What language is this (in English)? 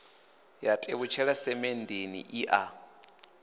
Venda